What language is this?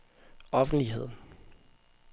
Danish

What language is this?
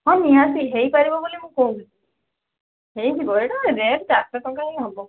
Odia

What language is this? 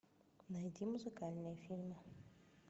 Russian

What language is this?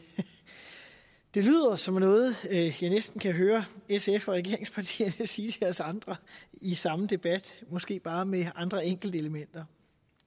Danish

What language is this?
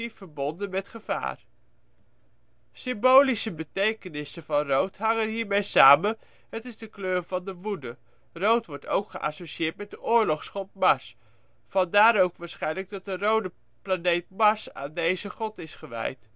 Dutch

